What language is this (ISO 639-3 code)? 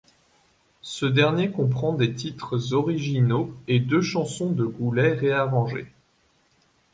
fra